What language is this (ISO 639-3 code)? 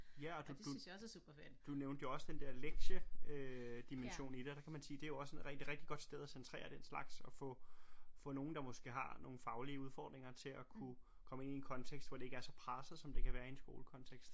dan